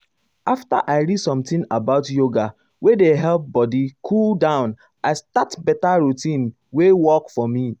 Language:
Nigerian Pidgin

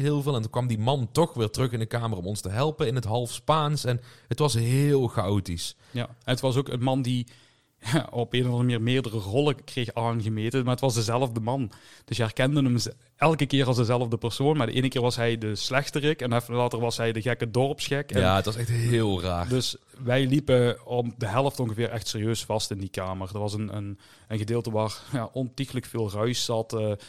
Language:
Dutch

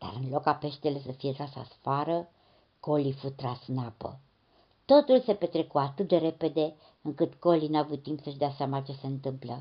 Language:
Romanian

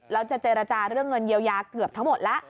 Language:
Thai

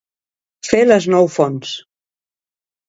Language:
Catalan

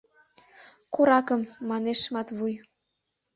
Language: Mari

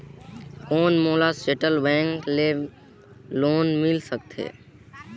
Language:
Chhattisgarhi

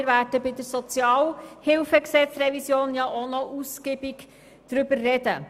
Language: Swiss German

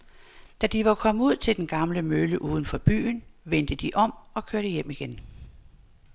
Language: Danish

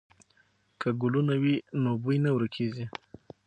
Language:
Pashto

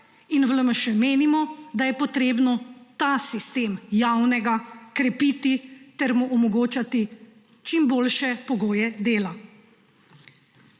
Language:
Slovenian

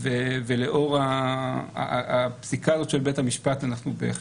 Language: Hebrew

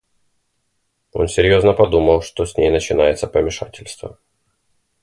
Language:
Russian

